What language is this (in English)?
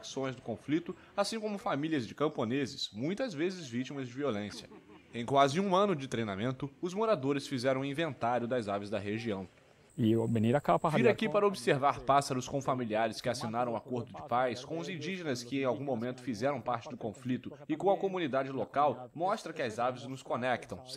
Portuguese